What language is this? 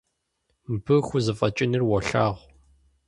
Kabardian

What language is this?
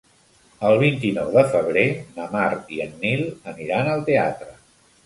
Catalan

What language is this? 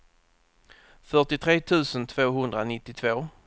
Swedish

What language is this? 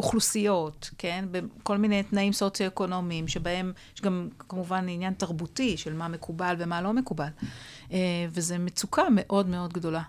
Hebrew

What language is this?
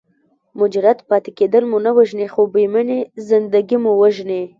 Pashto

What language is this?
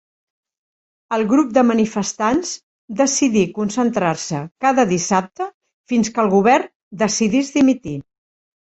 Catalan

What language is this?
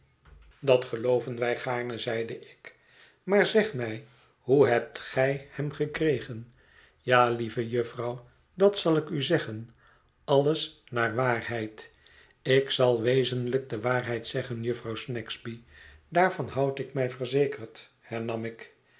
Dutch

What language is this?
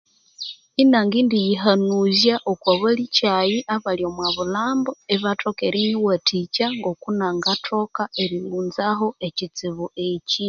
Konzo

